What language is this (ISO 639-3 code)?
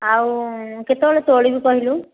ori